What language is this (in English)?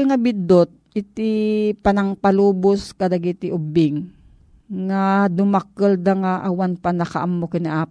Filipino